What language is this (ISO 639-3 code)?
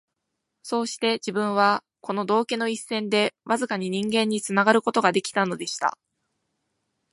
jpn